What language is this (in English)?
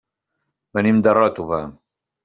Catalan